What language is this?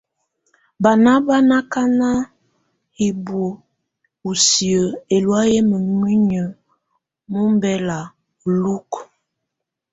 Tunen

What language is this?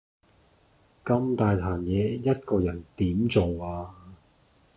Cantonese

